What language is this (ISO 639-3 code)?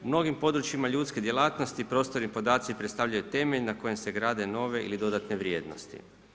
hrv